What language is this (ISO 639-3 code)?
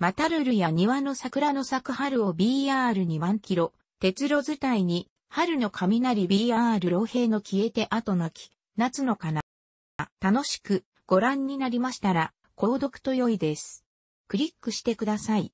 jpn